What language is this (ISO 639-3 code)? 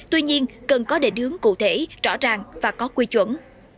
vie